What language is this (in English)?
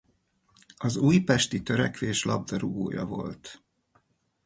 Hungarian